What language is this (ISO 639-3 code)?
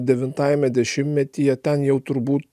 lit